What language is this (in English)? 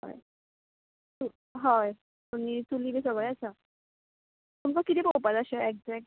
Konkani